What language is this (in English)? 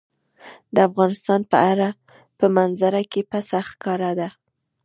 Pashto